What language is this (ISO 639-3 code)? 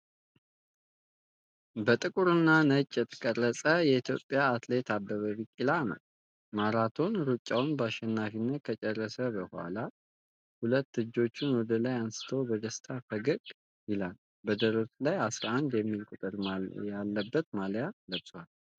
amh